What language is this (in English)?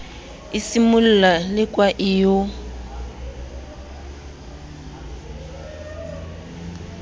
Southern Sotho